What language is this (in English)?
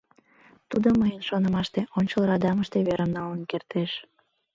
Mari